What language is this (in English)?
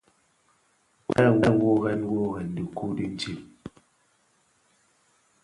Bafia